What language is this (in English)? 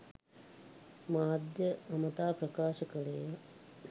Sinhala